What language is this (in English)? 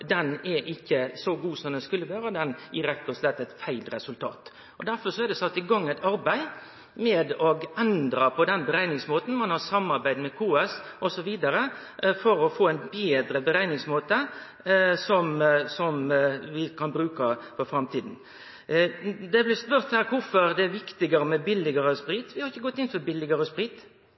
Norwegian Nynorsk